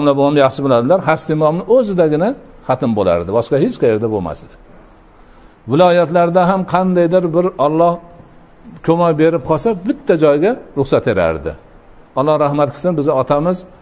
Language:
Turkish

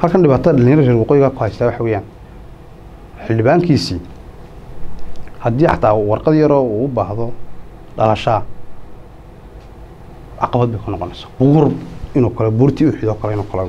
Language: Arabic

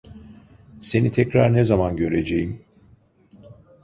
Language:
Turkish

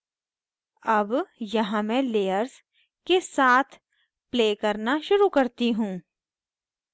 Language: Hindi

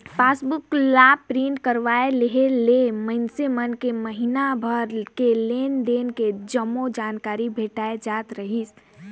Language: Chhattisgarhi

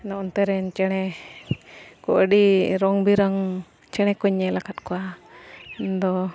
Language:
Santali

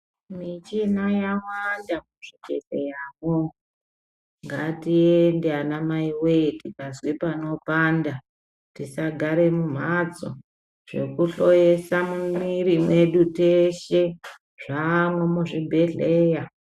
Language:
Ndau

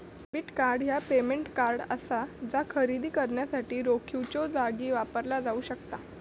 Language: Marathi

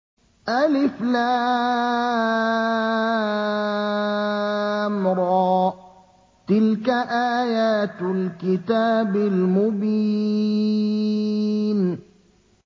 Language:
Arabic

